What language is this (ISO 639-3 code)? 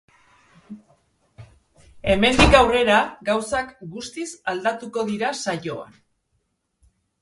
eus